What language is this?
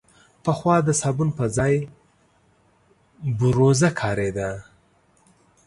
Pashto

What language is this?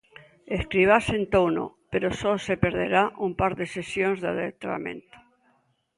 Galician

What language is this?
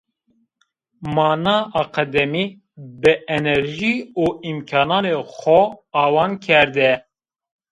Zaza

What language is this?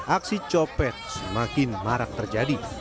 Indonesian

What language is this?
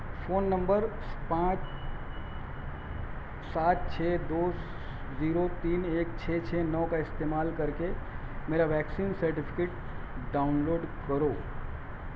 Urdu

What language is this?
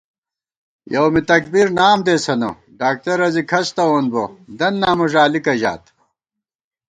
Gawar-Bati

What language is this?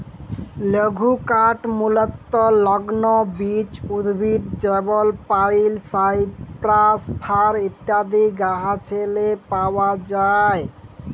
Bangla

